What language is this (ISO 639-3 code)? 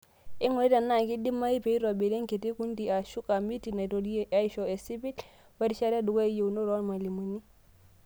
mas